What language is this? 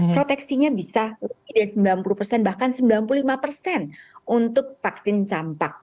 Indonesian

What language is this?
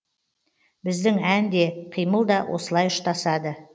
Kazakh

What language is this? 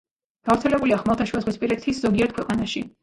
Georgian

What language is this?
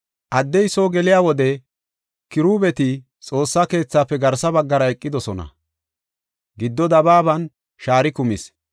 Gofa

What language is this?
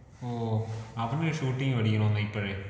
Malayalam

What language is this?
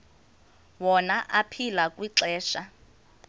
Xhosa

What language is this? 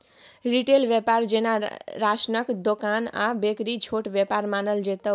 Maithili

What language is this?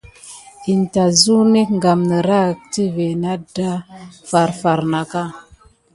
Gidar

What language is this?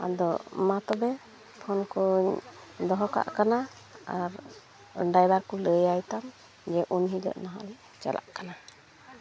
Santali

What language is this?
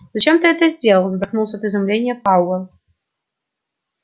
Russian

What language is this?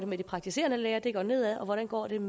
Danish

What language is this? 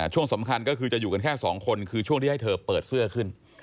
Thai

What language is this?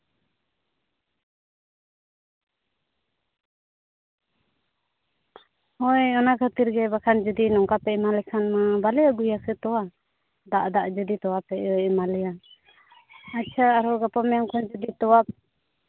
Santali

